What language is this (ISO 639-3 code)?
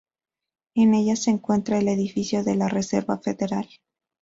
spa